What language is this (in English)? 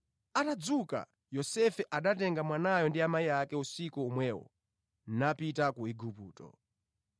Nyanja